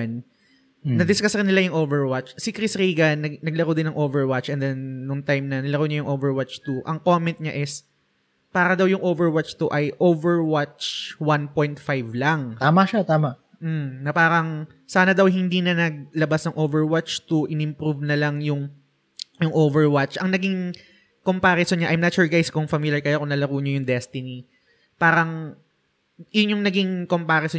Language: Filipino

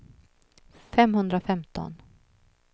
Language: Swedish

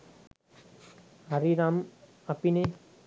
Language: Sinhala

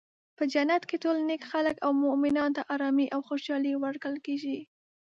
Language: Pashto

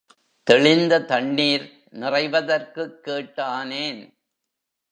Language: Tamil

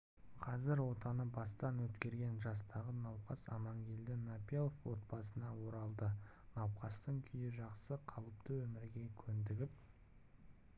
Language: Kazakh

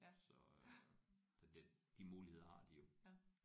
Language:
Danish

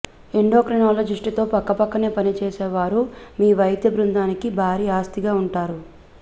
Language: Telugu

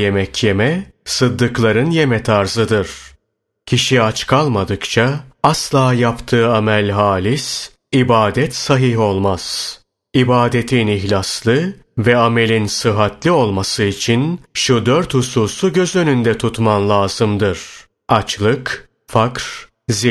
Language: Turkish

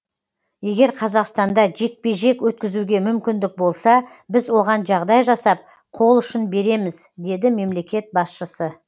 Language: Kazakh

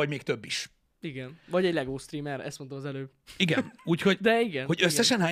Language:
Hungarian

